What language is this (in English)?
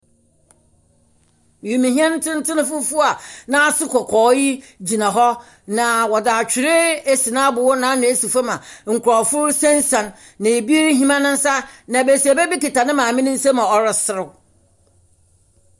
Akan